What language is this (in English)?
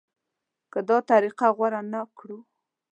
Pashto